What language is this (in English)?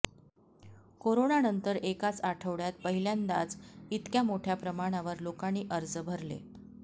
Marathi